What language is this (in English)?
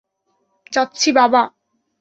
Bangla